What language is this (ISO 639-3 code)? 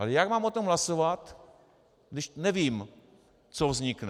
ces